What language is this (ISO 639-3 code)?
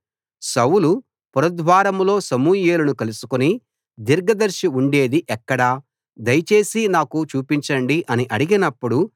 tel